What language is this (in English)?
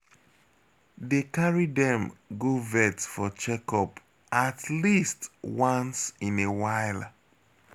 Nigerian Pidgin